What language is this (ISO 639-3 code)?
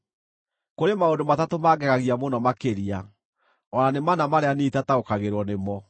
kik